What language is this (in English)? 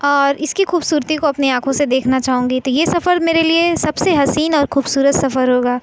Urdu